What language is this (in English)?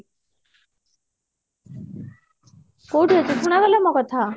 Odia